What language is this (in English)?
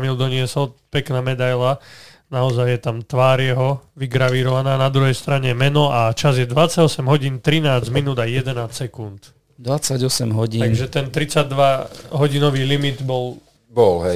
Slovak